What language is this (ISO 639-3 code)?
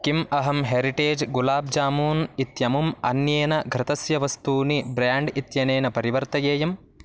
san